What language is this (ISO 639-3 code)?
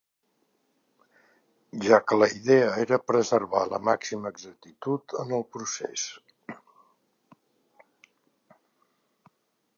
cat